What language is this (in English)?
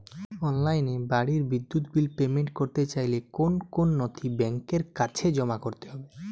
Bangla